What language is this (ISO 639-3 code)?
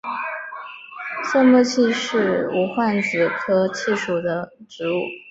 zho